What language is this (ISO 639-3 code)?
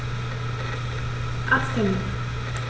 deu